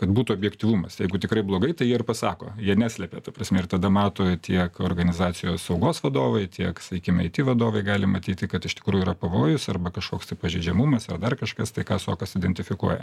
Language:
Lithuanian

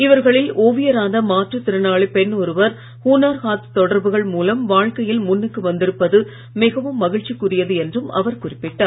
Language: Tamil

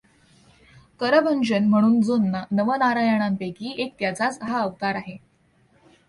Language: Marathi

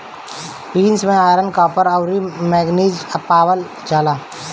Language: Bhojpuri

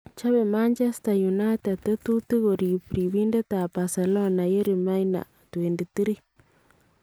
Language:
Kalenjin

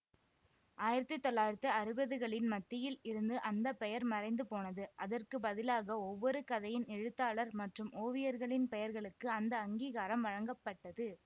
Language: Tamil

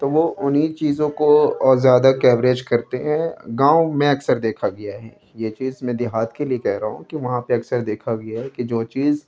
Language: Urdu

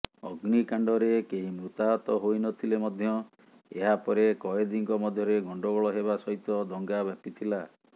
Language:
Odia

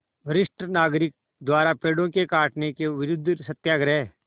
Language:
Hindi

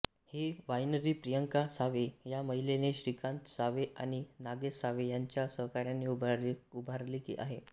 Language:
Marathi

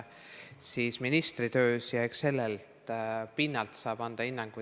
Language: Estonian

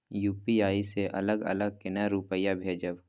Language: Maithili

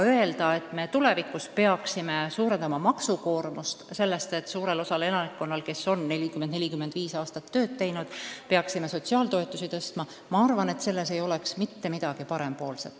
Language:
Estonian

